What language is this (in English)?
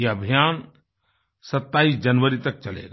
Hindi